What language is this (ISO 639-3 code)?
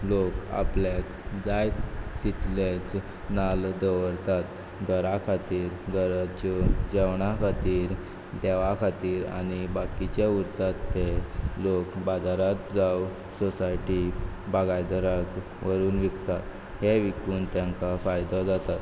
kok